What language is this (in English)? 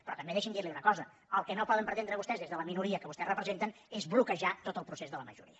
Catalan